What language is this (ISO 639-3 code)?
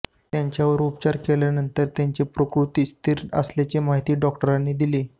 mar